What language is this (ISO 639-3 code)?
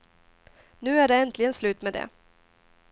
swe